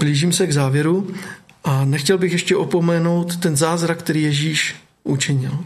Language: Czech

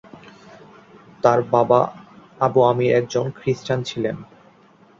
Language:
Bangla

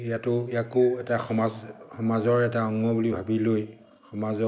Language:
Assamese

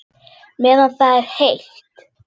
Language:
Icelandic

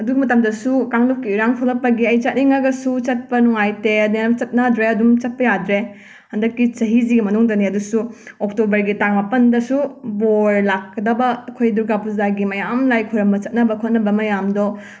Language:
Manipuri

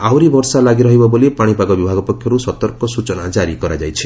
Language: Odia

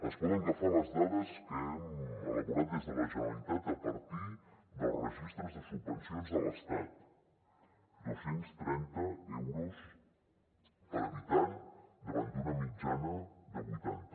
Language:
Catalan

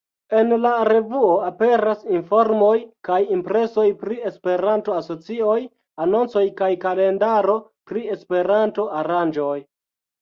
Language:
Esperanto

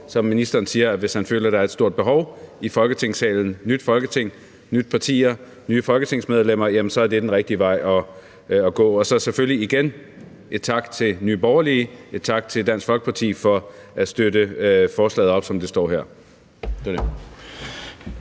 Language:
Danish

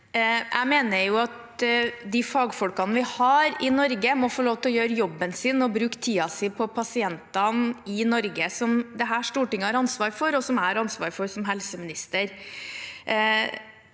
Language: Norwegian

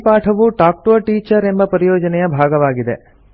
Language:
Kannada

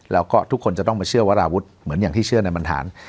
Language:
Thai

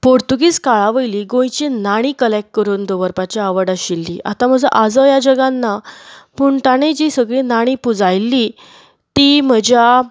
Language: Konkani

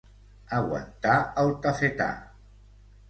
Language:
Catalan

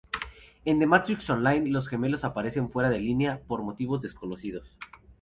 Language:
Spanish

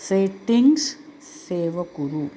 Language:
Sanskrit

